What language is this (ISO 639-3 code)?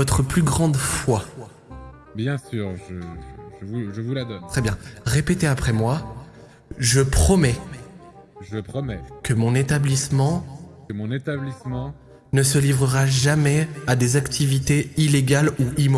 fra